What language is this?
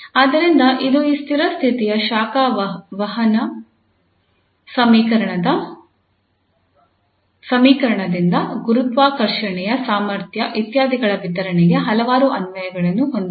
Kannada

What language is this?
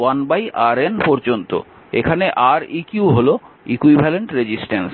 Bangla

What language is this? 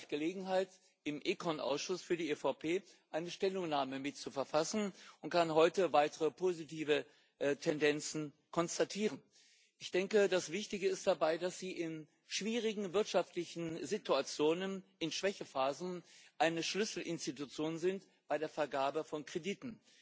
German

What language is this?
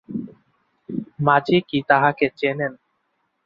Bangla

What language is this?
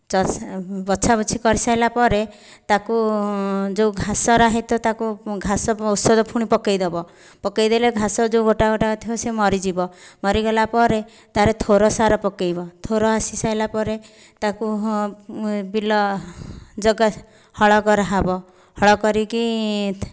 Odia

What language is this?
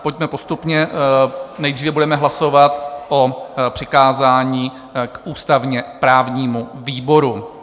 Czech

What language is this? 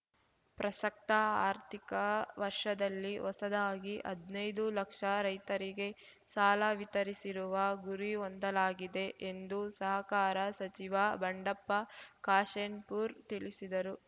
Kannada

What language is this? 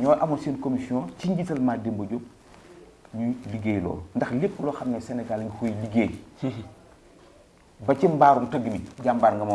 Indonesian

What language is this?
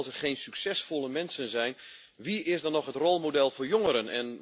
Dutch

